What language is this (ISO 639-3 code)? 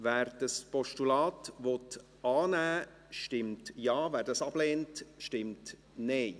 gsw